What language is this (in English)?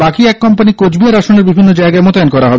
Bangla